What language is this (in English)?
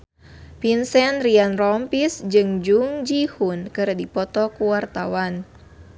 Sundanese